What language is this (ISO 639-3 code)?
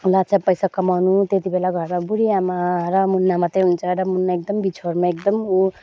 nep